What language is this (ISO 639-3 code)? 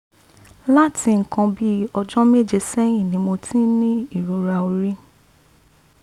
yor